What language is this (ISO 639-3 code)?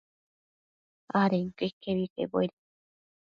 mcf